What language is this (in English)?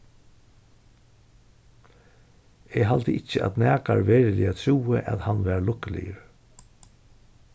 Faroese